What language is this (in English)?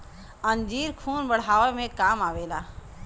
Bhojpuri